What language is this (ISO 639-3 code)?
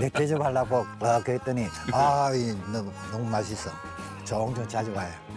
kor